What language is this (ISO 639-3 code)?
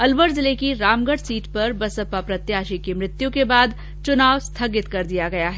hin